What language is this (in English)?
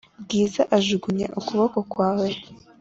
Kinyarwanda